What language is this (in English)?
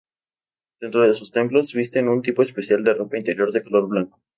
Spanish